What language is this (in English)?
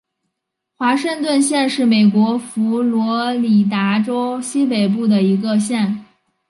Chinese